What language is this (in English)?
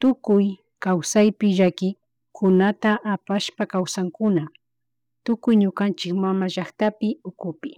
Chimborazo Highland Quichua